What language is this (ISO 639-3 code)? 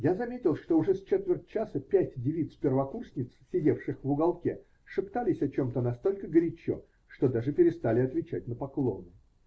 rus